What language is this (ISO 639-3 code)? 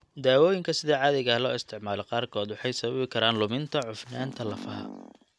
som